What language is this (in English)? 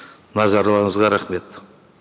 Kazakh